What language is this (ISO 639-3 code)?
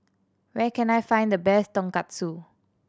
eng